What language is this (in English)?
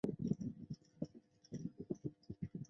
Chinese